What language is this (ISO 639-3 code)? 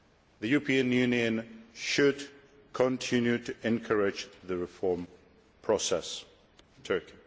eng